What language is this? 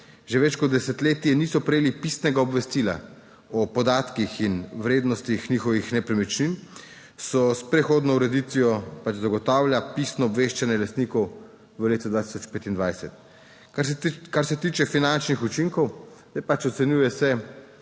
Slovenian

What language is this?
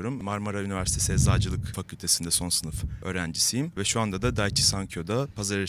Turkish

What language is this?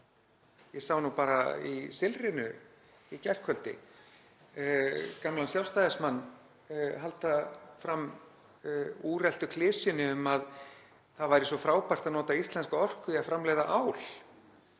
Icelandic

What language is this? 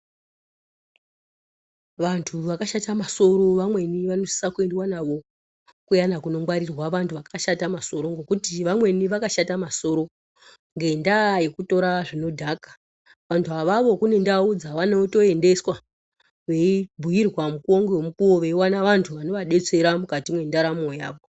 Ndau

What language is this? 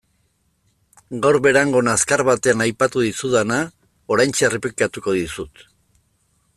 Basque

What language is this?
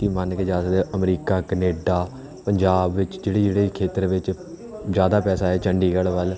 Punjabi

